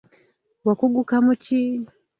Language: Ganda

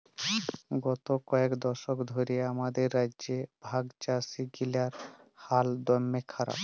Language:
Bangla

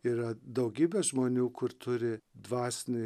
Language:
Lithuanian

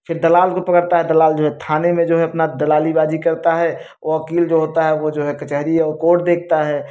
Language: Hindi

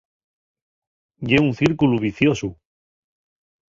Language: Asturian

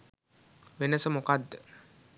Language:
Sinhala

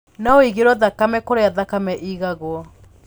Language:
Kikuyu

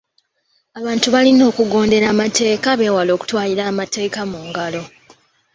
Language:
Ganda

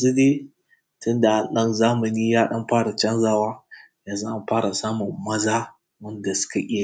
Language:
Hausa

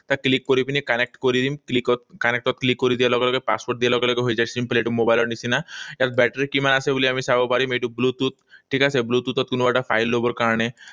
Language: Assamese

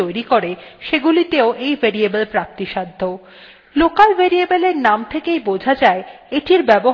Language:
Bangla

